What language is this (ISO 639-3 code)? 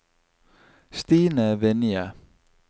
nor